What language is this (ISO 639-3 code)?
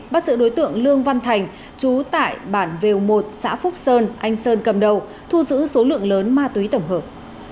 vie